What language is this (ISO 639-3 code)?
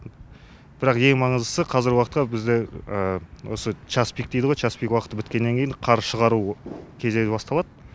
kaz